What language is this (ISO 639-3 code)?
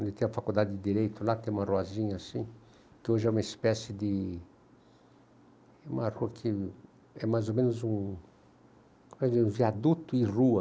por